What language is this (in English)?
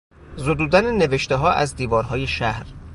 Persian